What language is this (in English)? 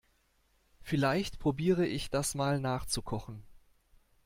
German